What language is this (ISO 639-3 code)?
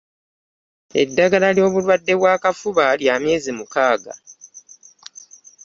lug